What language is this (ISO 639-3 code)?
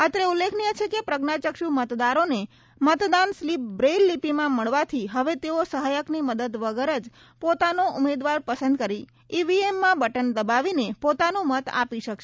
guj